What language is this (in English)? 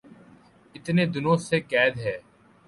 Urdu